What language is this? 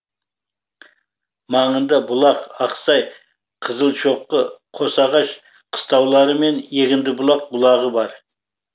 Kazakh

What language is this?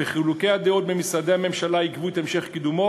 Hebrew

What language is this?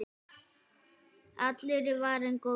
Icelandic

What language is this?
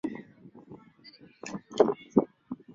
Swahili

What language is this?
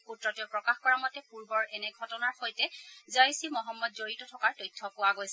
Assamese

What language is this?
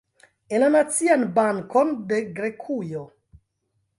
Esperanto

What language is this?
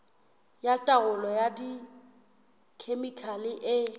Southern Sotho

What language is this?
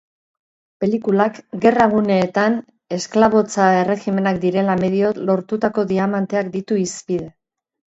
Basque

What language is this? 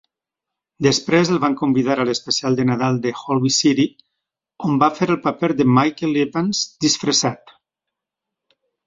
Catalan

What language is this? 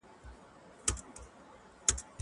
Pashto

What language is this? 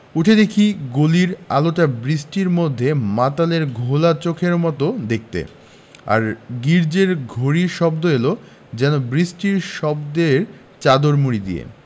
Bangla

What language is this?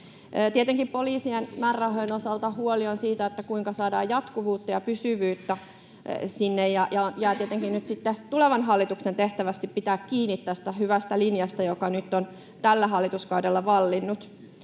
Finnish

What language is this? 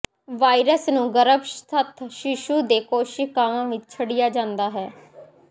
Punjabi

